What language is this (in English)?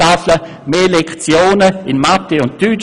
Swiss German